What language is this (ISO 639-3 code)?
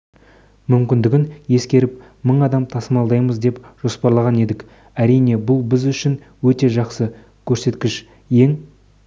kaz